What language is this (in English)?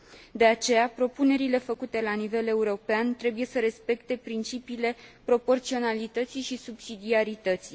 Romanian